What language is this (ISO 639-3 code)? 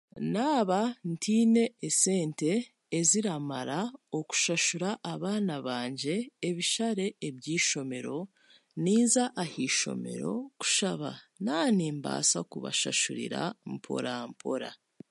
cgg